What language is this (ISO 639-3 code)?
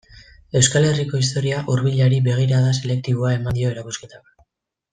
eus